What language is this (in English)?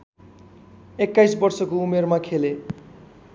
Nepali